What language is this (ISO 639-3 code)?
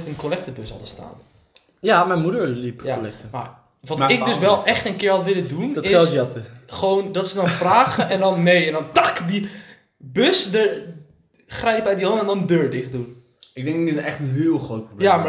nld